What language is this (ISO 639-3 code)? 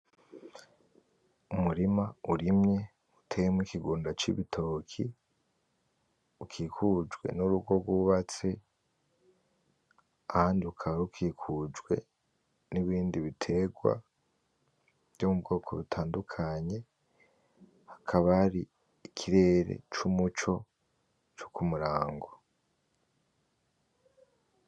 run